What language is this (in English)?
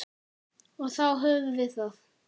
Icelandic